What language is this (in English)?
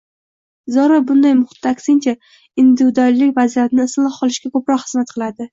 Uzbek